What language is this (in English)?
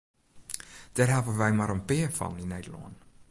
Western Frisian